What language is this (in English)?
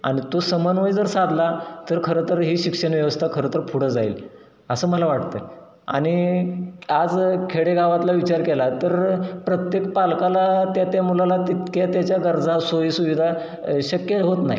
Marathi